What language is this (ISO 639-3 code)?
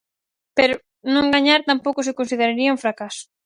glg